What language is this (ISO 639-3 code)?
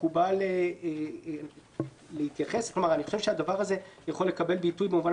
heb